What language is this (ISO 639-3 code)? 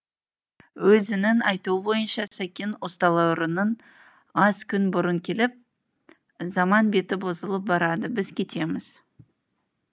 kaz